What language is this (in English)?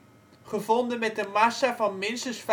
Dutch